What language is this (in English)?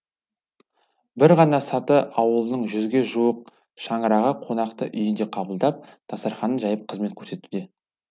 Kazakh